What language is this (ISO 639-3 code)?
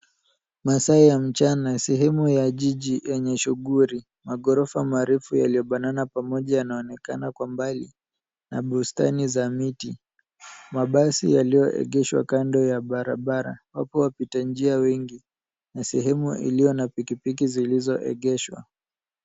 swa